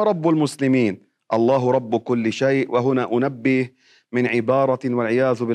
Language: Arabic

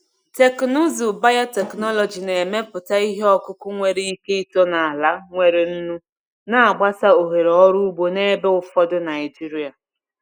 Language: Igbo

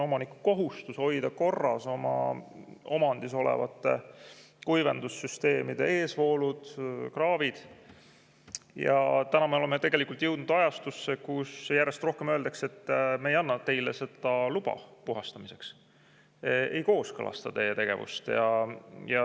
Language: Estonian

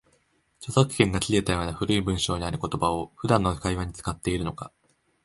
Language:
Japanese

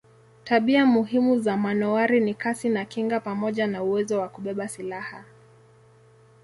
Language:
Swahili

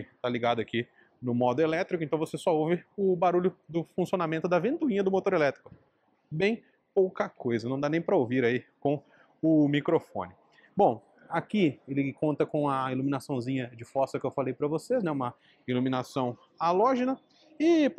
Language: Portuguese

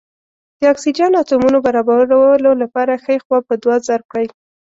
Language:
Pashto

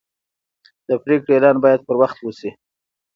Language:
Pashto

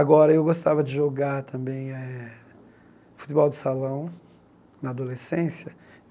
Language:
Portuguese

